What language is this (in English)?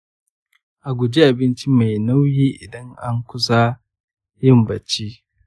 Hausa